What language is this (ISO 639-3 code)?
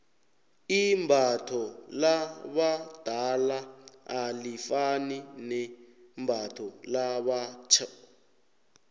nbl